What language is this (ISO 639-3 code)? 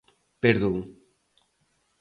glg